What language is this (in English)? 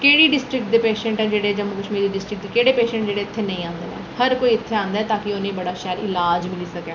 Dogri